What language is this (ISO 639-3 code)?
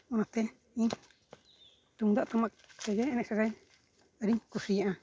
sat